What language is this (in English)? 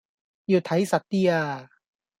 Cantonese